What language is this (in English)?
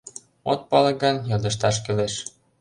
Mari